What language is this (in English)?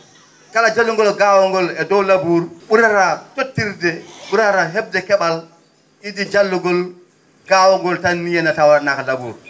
Fula